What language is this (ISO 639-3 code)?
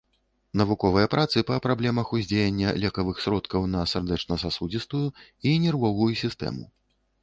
bel